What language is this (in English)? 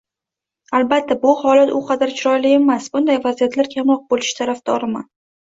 Uzbek